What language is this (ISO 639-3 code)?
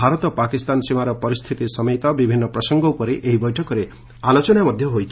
ori